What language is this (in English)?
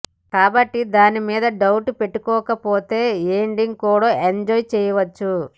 Telugu